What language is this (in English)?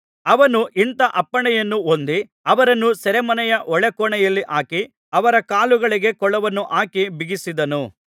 Kannada